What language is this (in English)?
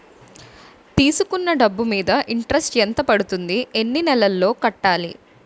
Telugu